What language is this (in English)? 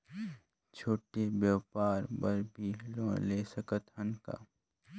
Chhattisgarhi